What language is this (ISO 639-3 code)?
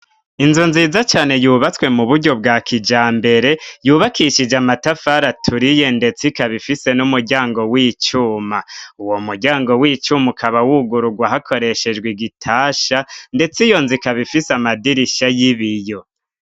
run